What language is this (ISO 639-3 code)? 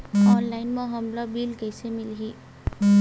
hne